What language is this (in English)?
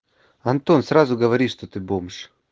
Russian